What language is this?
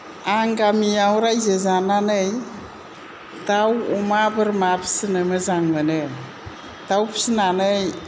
Bodo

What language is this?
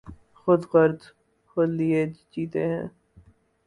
Urdu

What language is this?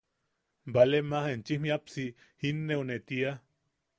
Yaqui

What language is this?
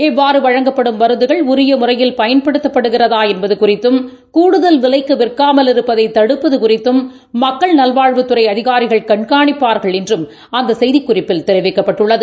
Tamil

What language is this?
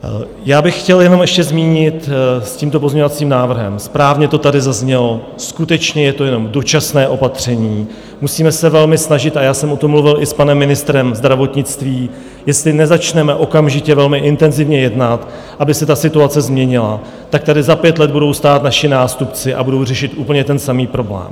Czech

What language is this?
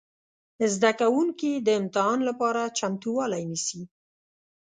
Pashto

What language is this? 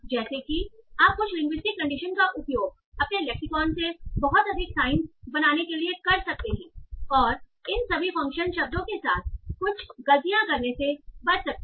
Hindi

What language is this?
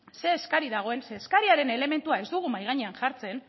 Basque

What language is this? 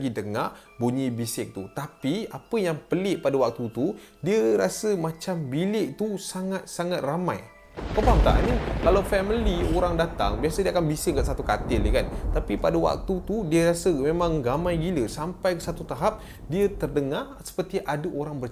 Malay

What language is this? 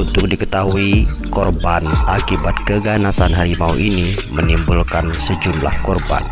Indonesian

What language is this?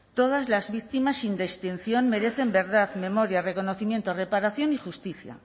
Spanish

